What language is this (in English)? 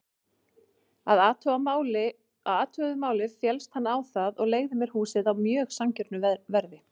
Icelandic